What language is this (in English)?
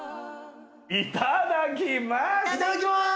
Japanese